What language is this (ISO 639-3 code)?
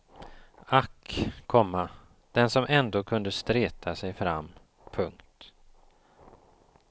swe